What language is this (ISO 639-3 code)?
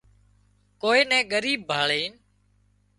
kxp